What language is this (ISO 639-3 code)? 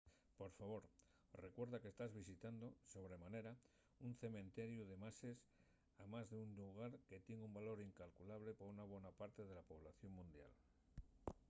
ast